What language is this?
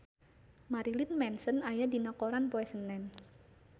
Sundanese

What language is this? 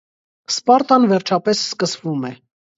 Armenian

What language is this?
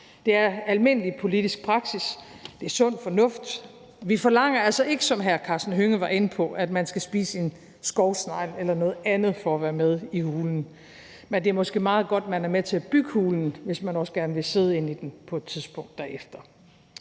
Danish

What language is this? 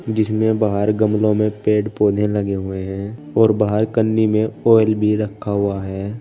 Hindi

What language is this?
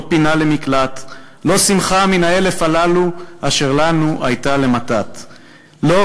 Hebrew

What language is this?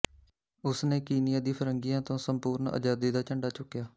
Punjabi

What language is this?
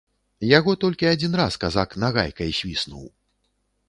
Belarusian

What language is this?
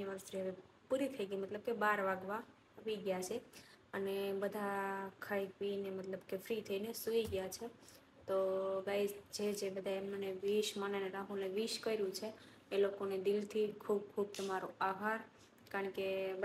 Gujarati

